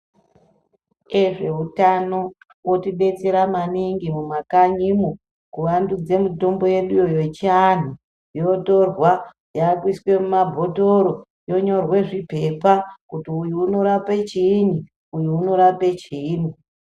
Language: Ndau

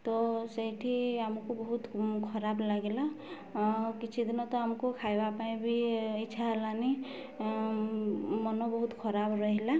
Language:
Odia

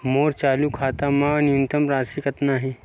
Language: Chhattisgarhi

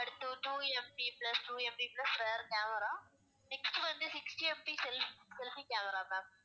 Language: Tamil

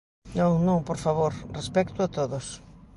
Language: Galician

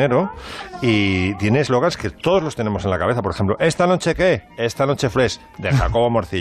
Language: Spanish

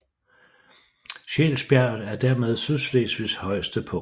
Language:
Danish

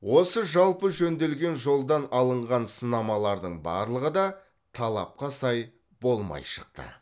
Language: Kazakh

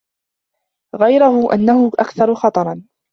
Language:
Arabic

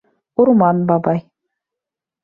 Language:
Bashkir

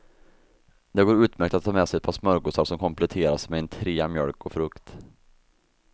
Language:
Swedish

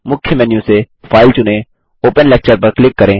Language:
Hindi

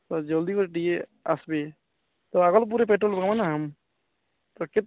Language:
Odia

